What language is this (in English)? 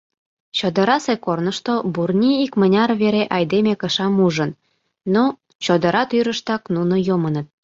Mari